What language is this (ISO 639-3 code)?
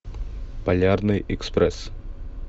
rus